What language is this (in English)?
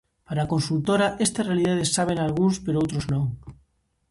Galician